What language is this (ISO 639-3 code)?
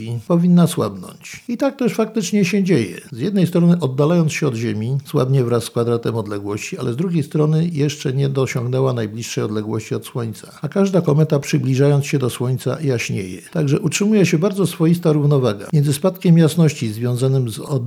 pol